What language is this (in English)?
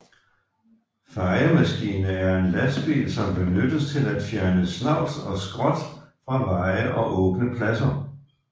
Danish